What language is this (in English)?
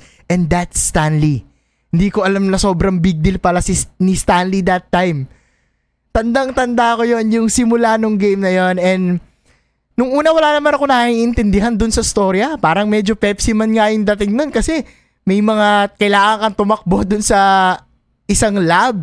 Filipino